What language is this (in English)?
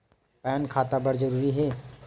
Chhattisgarhi